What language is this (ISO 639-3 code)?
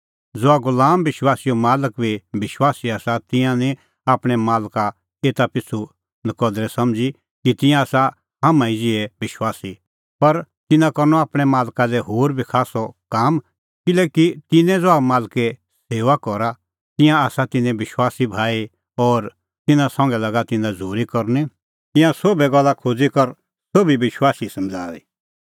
kfx